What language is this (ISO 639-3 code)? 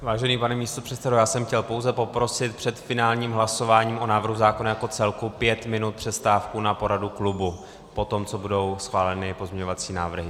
ces